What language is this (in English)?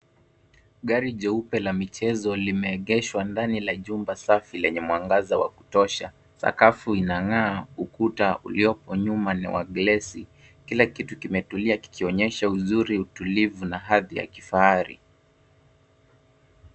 Swahili